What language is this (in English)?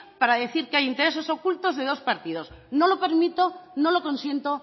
Spanish